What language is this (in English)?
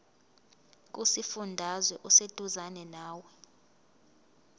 Zulu